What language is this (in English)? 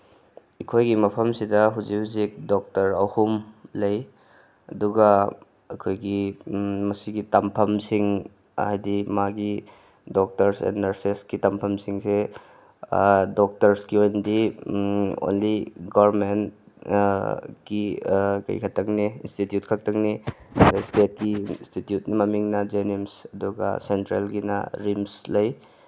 Manipuri